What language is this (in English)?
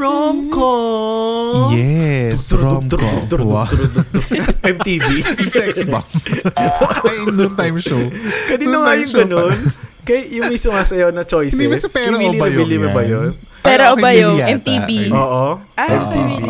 Filipino